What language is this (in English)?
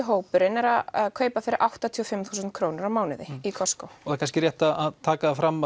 Icelandic